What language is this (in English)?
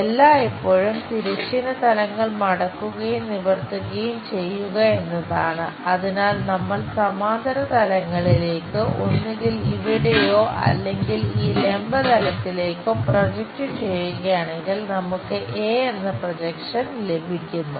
Malayalam